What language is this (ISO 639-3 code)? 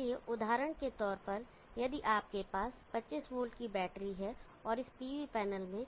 hin